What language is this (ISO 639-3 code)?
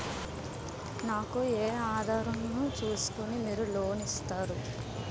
tel